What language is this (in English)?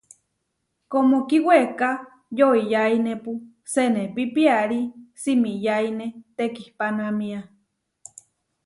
Huarijio